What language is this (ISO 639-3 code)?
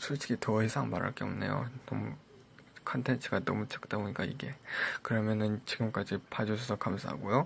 kor